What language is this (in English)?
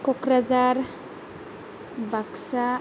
Bodo